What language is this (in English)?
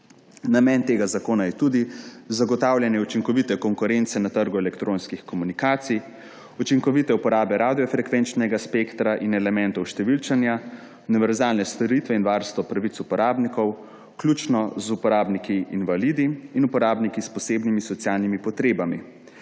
Slovenian